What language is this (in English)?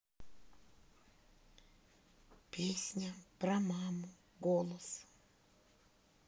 Russian